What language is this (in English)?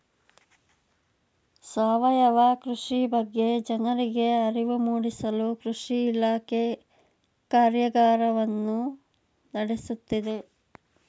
Kannada